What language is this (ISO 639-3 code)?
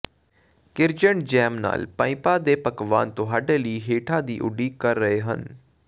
pan